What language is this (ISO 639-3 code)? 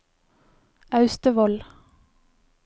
nor